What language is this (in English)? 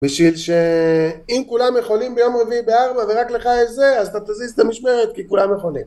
Hebrew